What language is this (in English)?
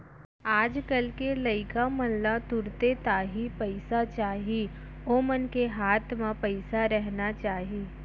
Chhattisgarhi